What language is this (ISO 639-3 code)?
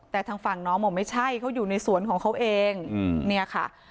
tha